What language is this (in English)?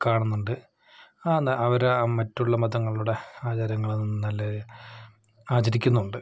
Malayalam